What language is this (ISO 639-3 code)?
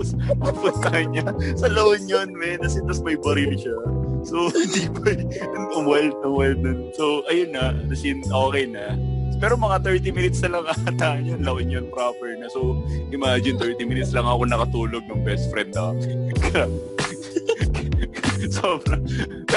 fil